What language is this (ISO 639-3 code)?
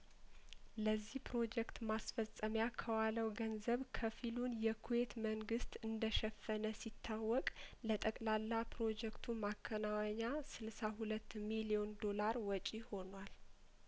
amh